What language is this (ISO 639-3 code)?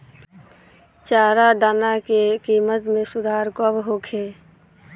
bho